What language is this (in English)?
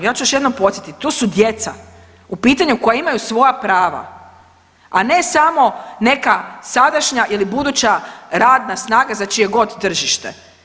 Croatian